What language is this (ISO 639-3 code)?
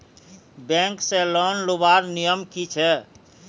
mag